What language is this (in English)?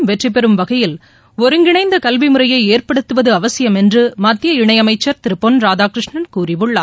Tamil